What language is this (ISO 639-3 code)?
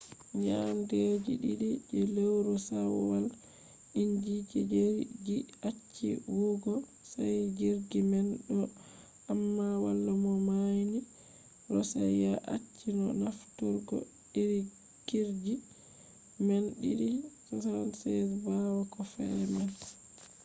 ful